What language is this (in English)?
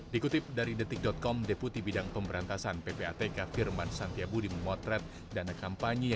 Indonesian